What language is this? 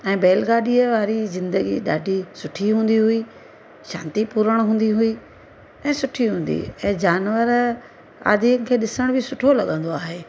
Sindhi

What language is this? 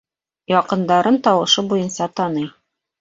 Bashkir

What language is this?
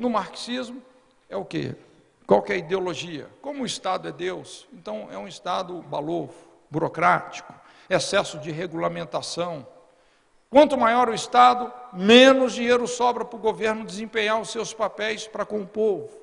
Portuguese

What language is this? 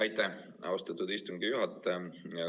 Estonian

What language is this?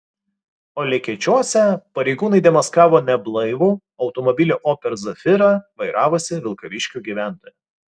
Lithuanian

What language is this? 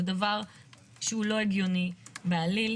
Hebrew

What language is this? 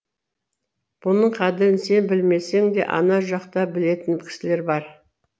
Kazakh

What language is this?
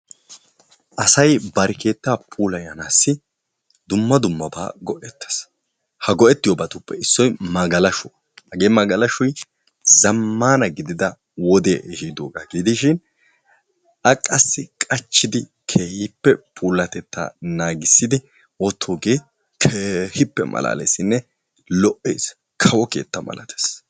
Wolaytta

